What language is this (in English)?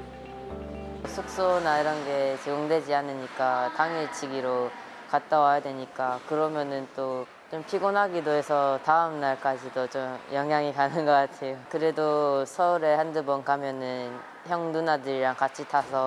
Korean